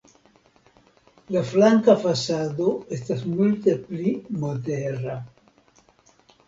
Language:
Esperanto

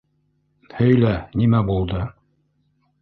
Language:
Bashkir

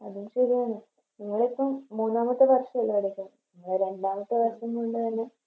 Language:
Malayalam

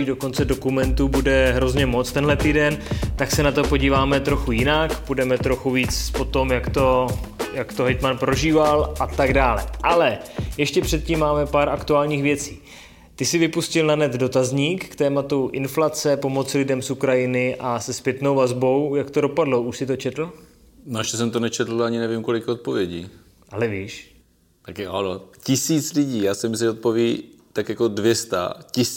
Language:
Czech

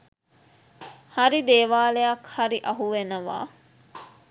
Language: Sinhala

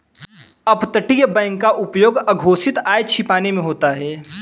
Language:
Hindi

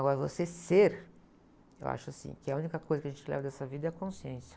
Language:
Portuguese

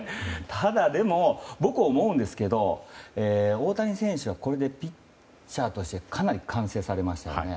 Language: Japanese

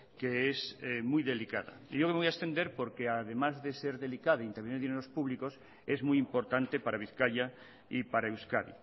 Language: Spanish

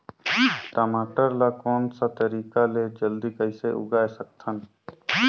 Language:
Chhattisgarhi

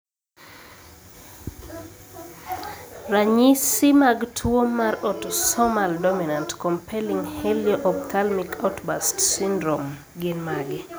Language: Luo (Kenya and Tanzania)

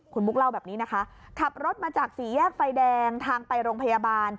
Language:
Thai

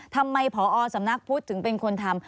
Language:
Thai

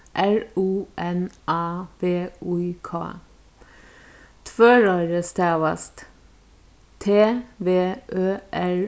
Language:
Faroese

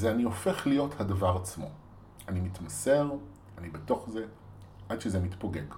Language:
Hebrew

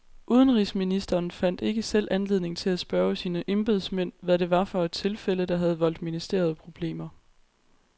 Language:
Danish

